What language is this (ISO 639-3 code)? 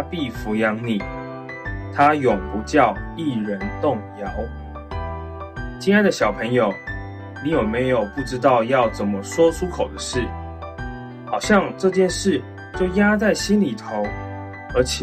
zho